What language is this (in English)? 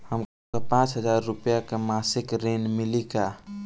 Bhojpuri